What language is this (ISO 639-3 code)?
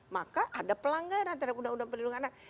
ind